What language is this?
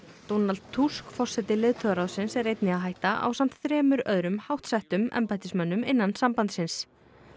Icelandic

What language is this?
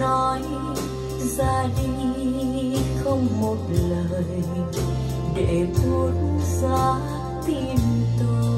Vietnamese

